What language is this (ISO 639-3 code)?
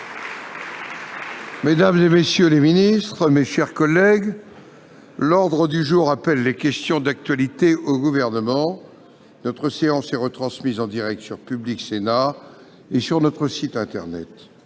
fra